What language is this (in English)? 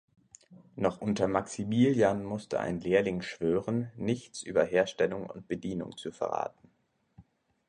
German